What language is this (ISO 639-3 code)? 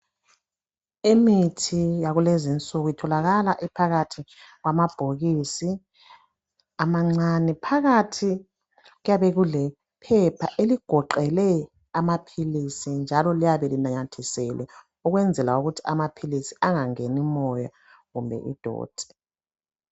nde